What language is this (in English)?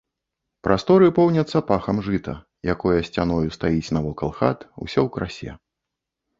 Belarusian